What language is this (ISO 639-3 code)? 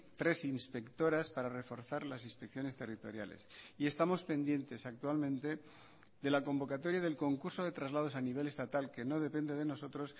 spa